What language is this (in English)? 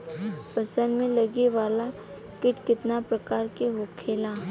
Bhojpuri